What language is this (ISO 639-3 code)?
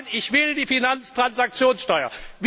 deu